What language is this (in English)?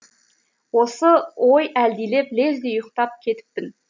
Kazakh